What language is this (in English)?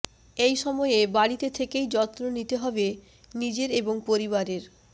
Bangla